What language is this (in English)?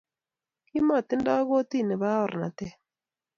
Kalenjin